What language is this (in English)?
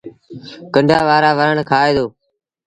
Sindhi Bhil